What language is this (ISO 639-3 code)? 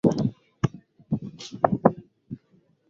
swa